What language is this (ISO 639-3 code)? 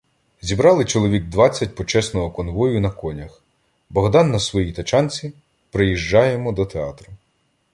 ukr